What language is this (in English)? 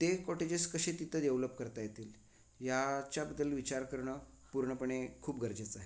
Marathi